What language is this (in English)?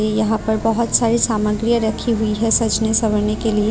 Hindi